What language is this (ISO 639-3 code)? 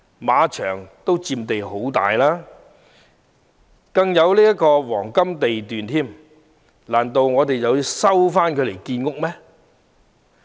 yue